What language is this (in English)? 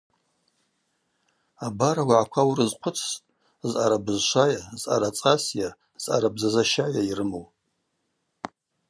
Abaza